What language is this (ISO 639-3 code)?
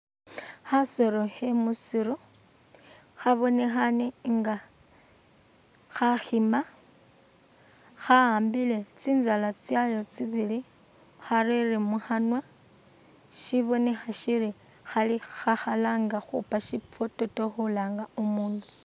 myx